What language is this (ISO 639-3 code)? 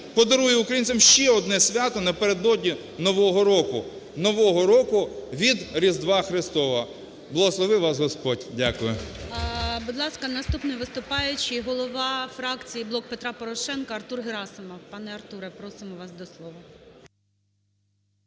ukr